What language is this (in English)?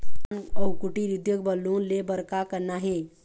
Chhattisgarhi